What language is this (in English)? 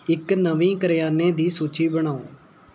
Punjabi